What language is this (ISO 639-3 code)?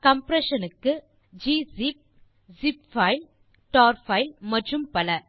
tam